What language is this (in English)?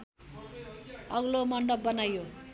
Nepali